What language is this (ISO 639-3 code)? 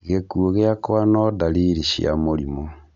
kik